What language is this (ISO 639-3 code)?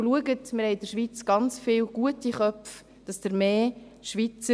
gsw